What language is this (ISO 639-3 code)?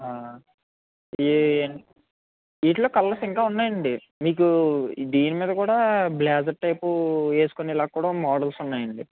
tel